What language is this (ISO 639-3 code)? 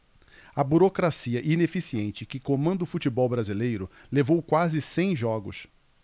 por